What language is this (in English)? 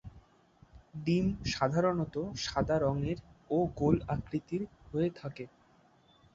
Bangla